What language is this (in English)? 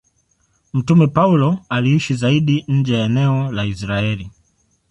Swahili